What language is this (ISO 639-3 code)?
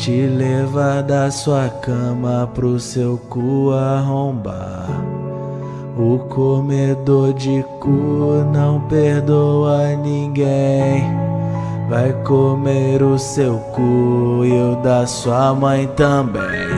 por